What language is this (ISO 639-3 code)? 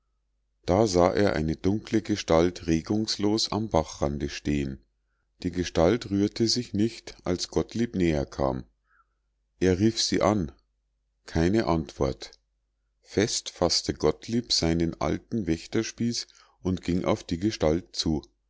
deu